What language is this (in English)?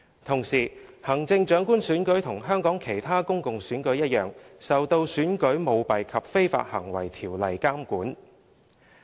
Cantonese